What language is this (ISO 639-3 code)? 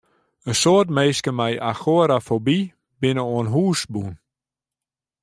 fry